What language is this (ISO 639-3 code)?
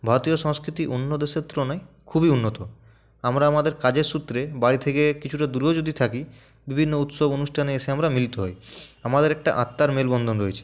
ben